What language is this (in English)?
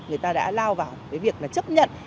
Vietnamese